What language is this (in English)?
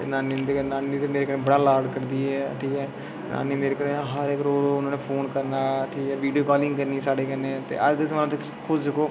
Dogri